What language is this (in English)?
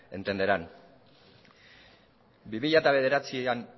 Basque